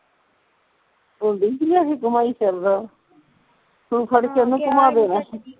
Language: Punjabi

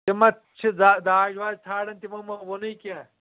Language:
Kashmiri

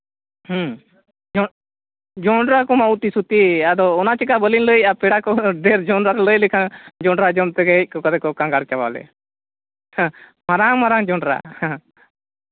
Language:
Santali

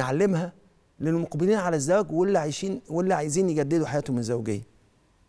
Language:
Arabic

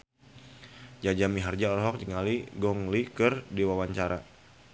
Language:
Sundanese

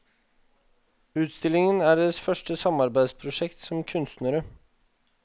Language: Norwegian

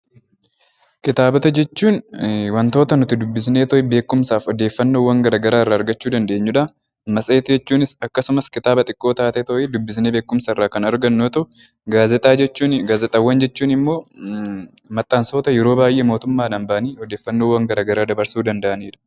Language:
Oromo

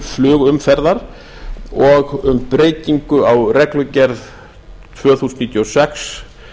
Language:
Icelandic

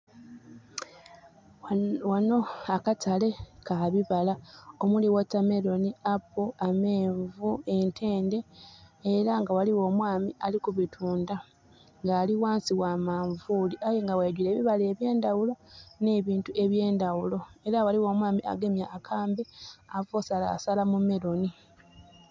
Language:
Soga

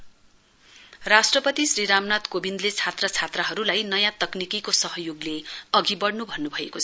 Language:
Nepali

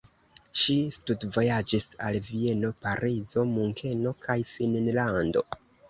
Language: Esperanto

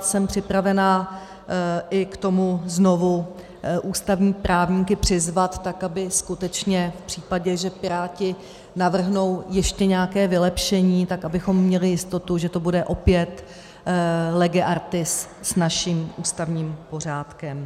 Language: Czech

